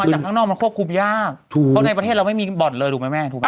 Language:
Thai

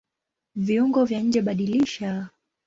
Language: Swahili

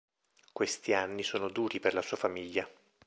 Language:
Italian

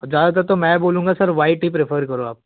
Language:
Hindi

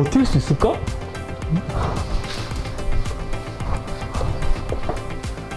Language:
Korean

